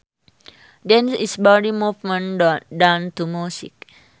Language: Sundanese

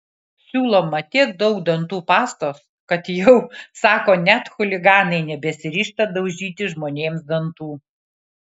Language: Lithuanian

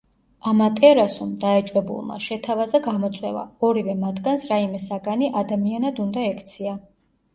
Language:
Georgian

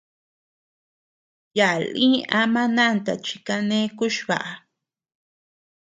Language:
Tepeuxila Cuicatec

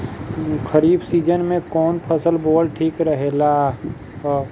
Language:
Bhojpuri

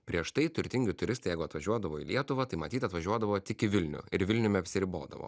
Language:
Lithuanian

